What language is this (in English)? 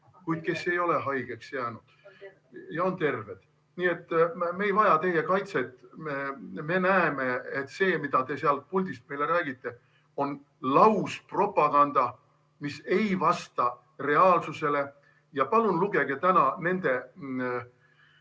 Estonian